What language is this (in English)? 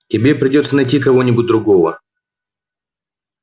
Russian